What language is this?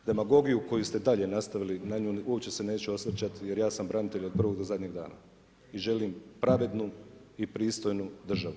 Croatian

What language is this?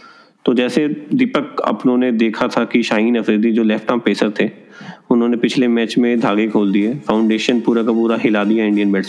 Hindi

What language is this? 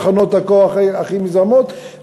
Hebrew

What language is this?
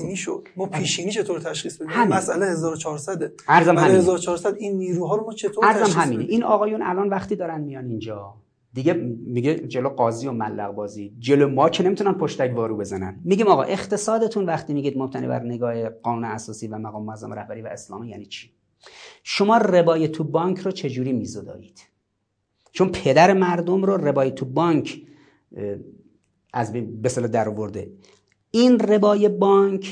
Persian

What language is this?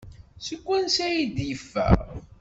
Kabyle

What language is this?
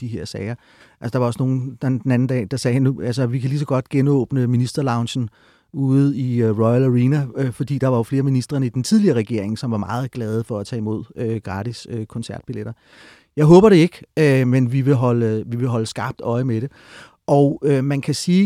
Danish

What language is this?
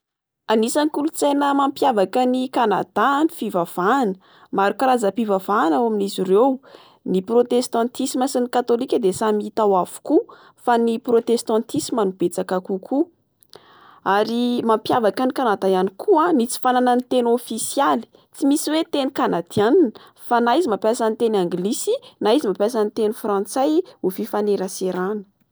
Malagasy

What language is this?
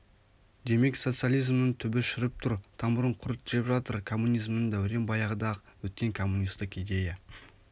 Kazakh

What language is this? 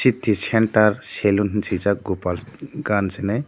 Kok Borok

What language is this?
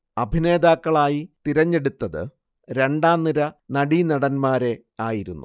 Malayalam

